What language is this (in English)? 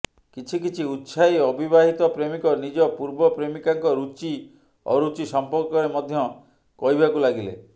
Odia